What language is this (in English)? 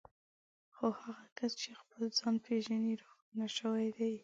Pashto